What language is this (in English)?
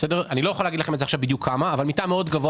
Hebrew